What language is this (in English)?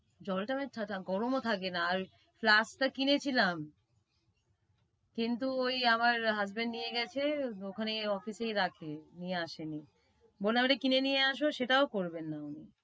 Bangla